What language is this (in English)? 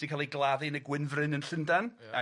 Welsh